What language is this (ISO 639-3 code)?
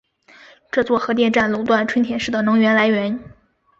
zho